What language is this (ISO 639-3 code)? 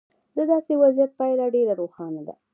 pus